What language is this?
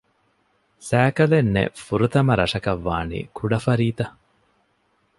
Divehi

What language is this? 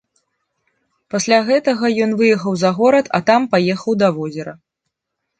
Belarusian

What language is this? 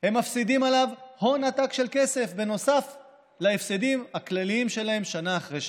Hebrew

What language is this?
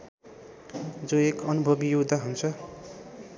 Nepali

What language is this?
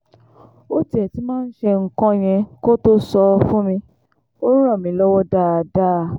Yoruba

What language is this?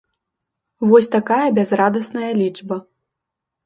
Belarusian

